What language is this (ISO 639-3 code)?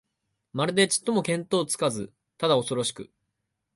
jpn